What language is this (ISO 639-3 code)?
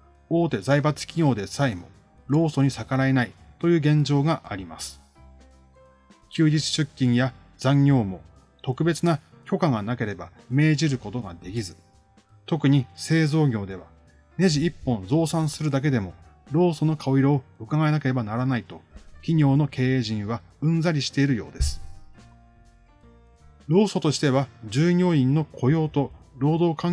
jpn